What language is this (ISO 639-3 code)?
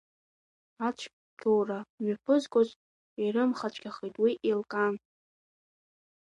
abk